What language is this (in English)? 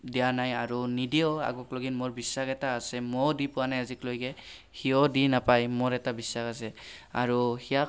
Assamese